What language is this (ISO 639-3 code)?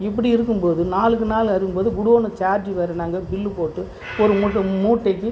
tam